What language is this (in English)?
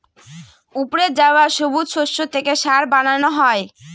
Bangla